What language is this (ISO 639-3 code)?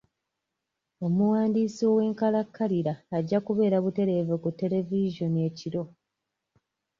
lug